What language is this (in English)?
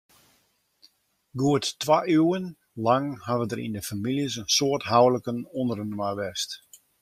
Western Frisian